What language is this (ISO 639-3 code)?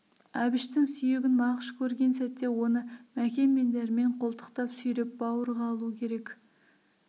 kaz